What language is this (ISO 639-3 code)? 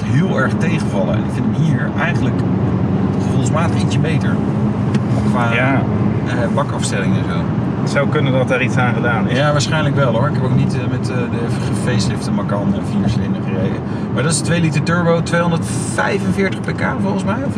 nld